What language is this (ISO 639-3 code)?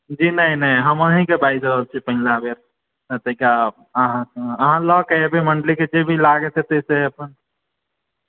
mai